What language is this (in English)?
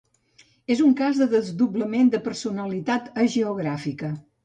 Catalan